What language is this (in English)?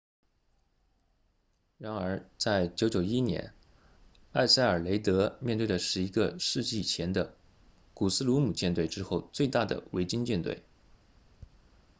Chinese